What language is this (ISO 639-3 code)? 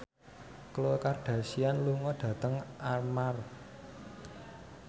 jav